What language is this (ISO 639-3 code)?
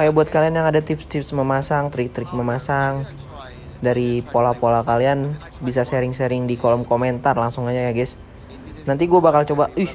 ind